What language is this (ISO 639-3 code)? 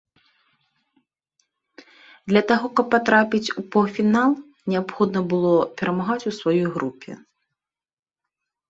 bel